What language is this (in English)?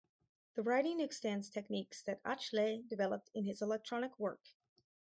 English